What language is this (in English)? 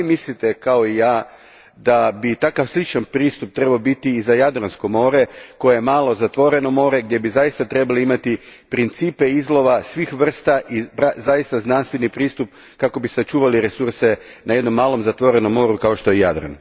Croatian